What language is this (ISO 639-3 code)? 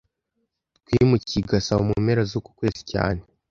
kin